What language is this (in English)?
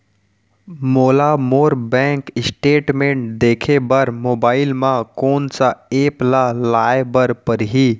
Chhattisgarhi